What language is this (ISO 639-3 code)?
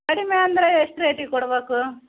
kan